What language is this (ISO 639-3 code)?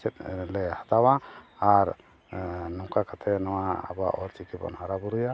sat